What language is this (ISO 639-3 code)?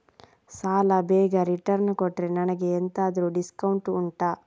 kan